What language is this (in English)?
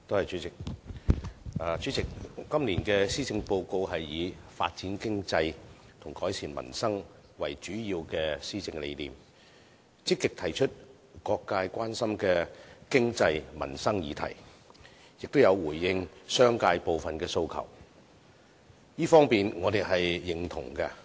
Cantonese